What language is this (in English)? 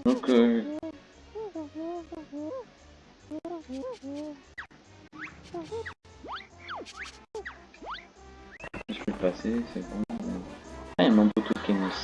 French